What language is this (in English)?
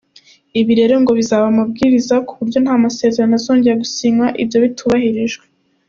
Kinyarwanda